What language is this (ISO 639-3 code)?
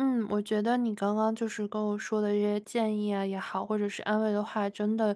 zho